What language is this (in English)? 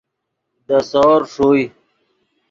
Yidgha